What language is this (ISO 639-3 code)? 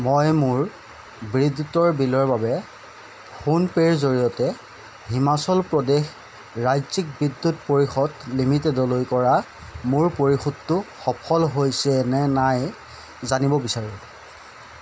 asm